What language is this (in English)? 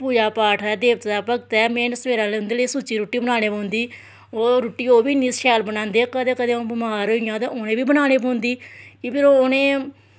Dogri